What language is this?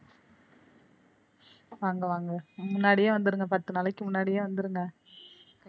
Tamil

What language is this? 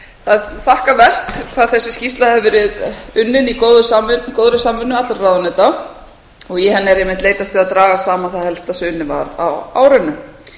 Icelandic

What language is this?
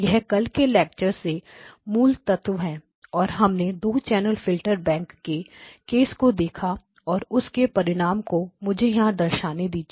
Hindi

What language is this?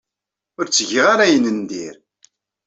Kabyle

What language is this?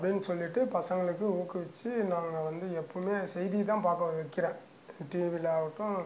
Tamil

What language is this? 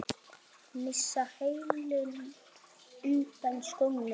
Icelandic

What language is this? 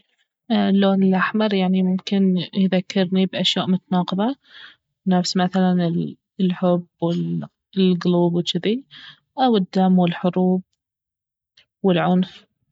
Baharna Arabic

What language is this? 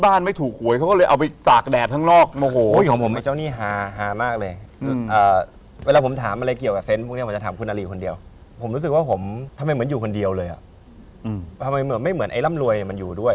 Thai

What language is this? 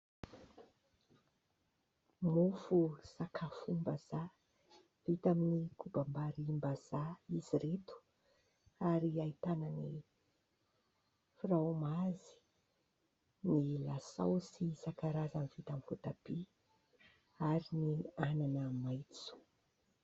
Malagasy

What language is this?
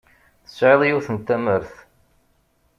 Kabyle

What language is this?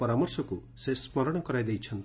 Odia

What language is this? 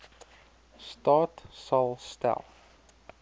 Afrikaans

